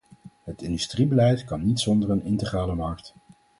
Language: Dutch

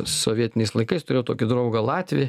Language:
Lithuanian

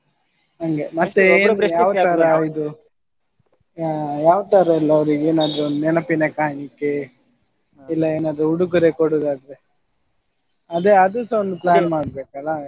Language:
Kannada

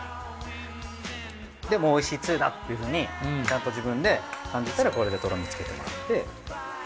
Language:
Japanese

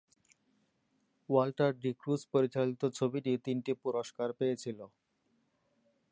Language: Bangla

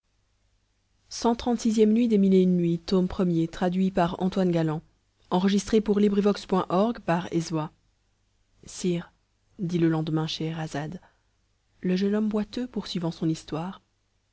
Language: French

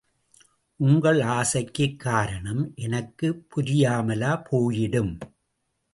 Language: Tamil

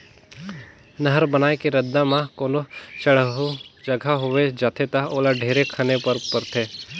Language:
Chhattisgarhi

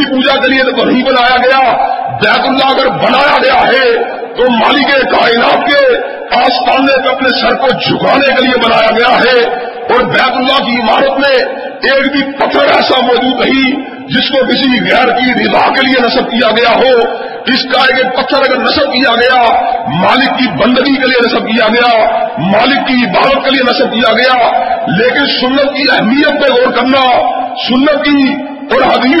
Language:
Urdu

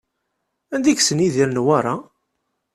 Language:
Kabyle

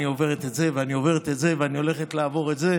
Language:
Hebrew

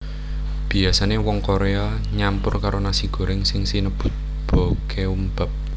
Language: Javanese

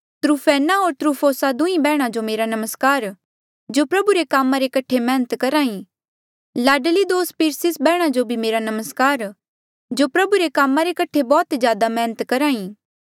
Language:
Mandeali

